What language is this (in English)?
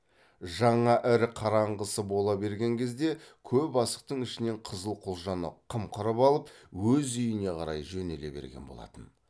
Kazakh